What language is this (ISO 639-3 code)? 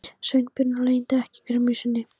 isl